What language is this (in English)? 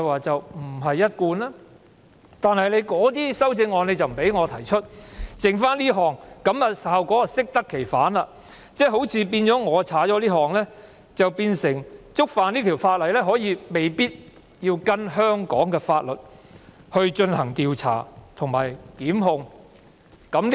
Cantonese